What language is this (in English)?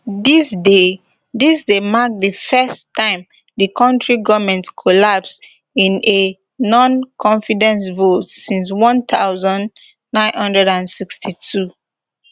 Nigerian Pidgin